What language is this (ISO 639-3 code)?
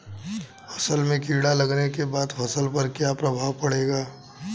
bho